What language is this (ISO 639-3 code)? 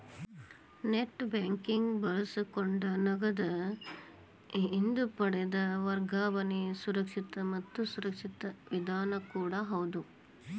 kan